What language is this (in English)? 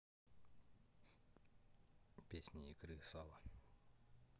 Russian